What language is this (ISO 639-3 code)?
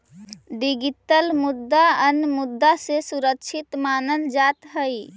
mag